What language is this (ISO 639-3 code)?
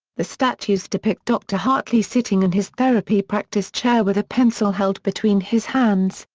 eng